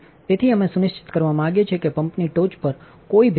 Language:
Gujarati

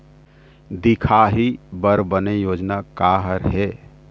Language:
Chhattisgarhi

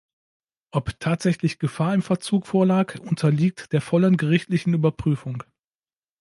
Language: German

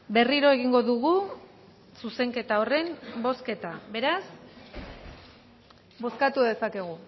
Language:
Basque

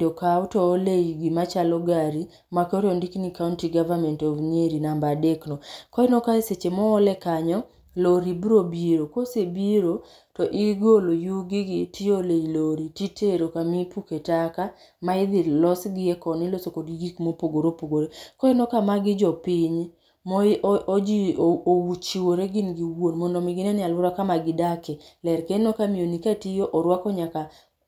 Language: Luo (Kenya and Tanzania)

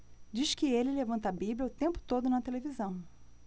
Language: Portuguese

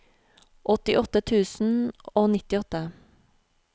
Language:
Norwegian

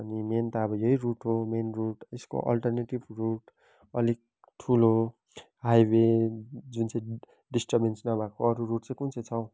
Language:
Nepali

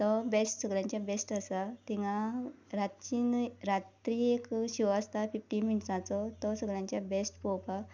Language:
Konkani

